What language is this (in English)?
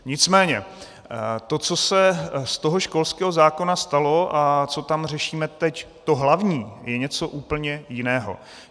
Czech